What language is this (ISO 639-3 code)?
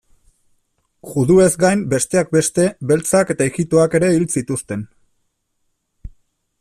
eus